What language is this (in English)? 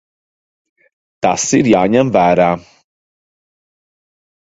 Latvian